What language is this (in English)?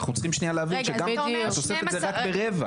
Hebrew